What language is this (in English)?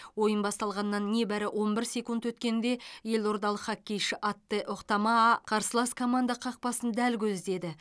Kazakh